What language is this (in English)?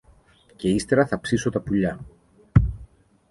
Greek